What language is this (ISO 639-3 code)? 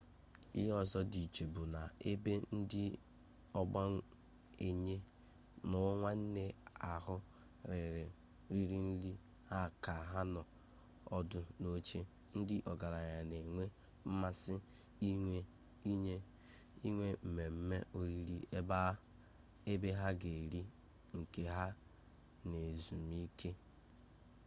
ibo